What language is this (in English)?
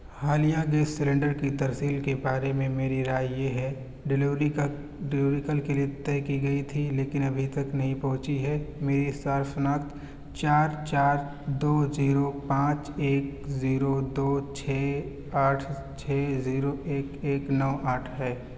Urdu